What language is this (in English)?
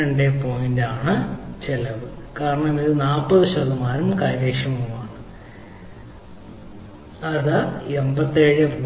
Malayalam